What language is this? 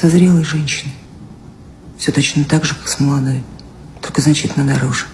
Russian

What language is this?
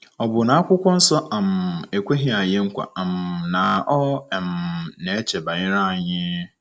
Igbo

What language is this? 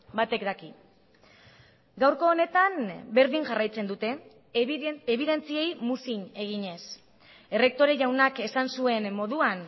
Basque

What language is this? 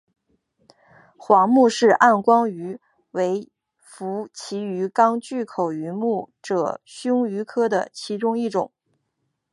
Chinese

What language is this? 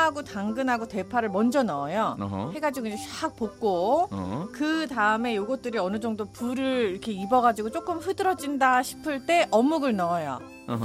Korean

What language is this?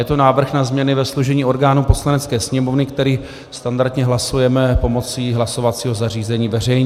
Czech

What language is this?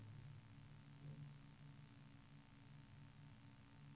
Norwegian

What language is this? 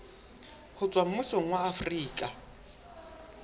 Southern Sotho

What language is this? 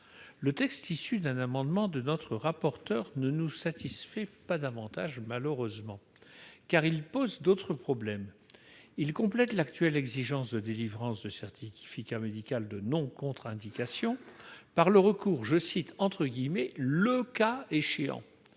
French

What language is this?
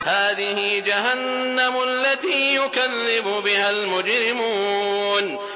Arabic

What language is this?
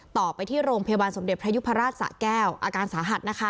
Thai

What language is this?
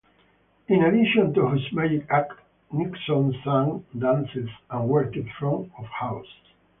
English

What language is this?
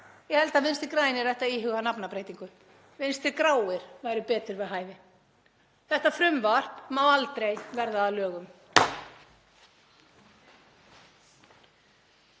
Icelandic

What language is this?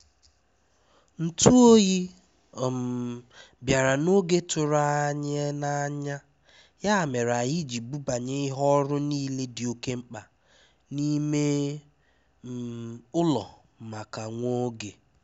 Igbo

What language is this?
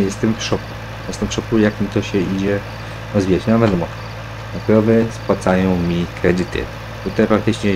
Polish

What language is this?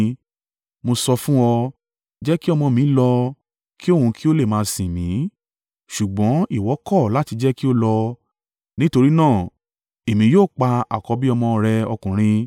Yoruba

